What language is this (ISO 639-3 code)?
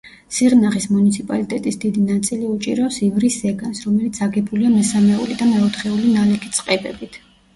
kat